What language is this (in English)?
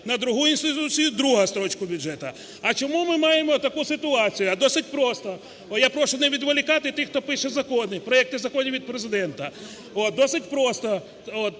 Ukrainian